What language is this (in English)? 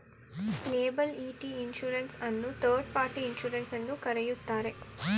Kannada